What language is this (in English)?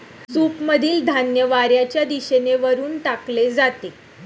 Marathi